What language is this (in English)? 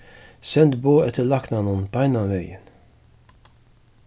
Faroese